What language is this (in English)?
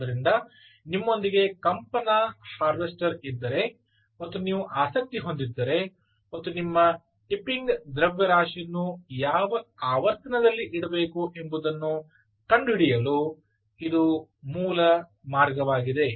Kannada